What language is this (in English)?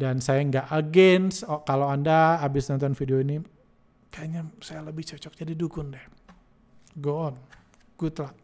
Indonesian